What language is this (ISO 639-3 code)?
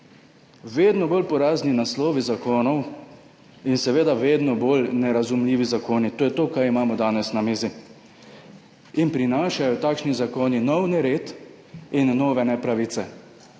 slv